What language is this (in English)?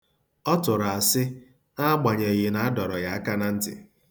Igbo